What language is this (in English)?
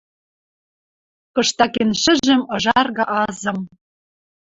Western Mari